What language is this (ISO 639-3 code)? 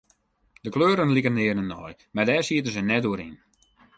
fry